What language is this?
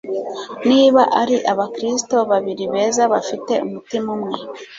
Kinyarwanda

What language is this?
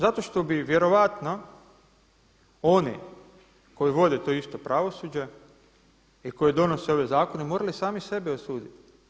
Croatian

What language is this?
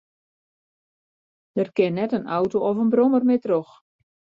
Western Frisian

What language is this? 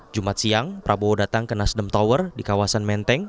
Indonesian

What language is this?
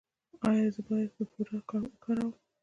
Pashto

